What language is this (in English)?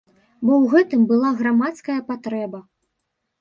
Belarusian